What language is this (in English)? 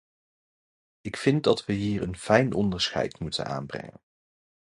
Dutch